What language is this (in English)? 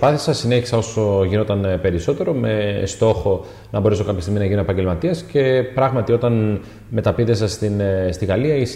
Greek